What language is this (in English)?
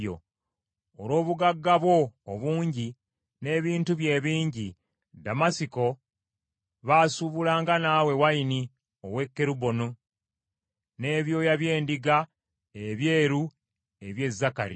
Ganda